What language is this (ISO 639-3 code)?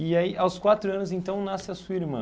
por